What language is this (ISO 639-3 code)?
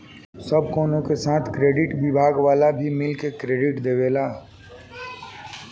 bho